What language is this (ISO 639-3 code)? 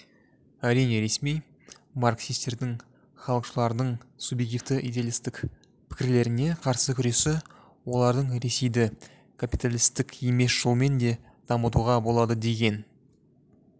kaz